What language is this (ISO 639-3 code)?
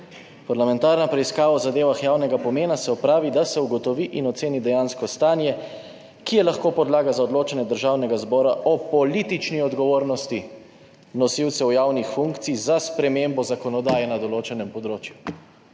slv